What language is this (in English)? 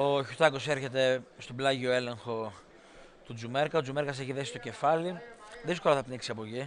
Greek